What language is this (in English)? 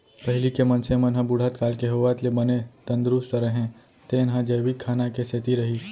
Chhattisgarhi